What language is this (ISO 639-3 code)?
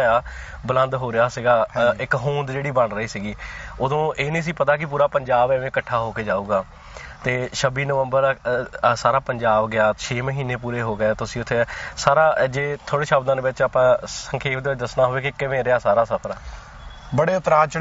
pan